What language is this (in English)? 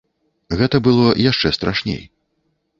Belarusian